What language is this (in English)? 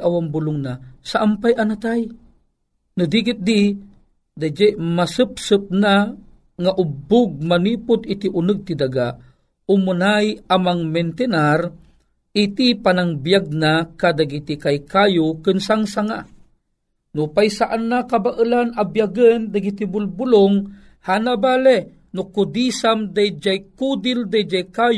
Filipino